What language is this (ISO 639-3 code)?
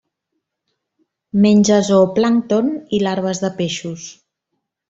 cat